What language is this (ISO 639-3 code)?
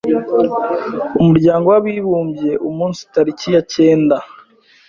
kin